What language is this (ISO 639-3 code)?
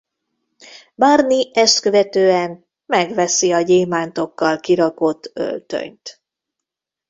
hun